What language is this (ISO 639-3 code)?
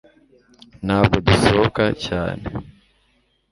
kin